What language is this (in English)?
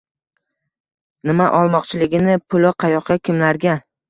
Uzbek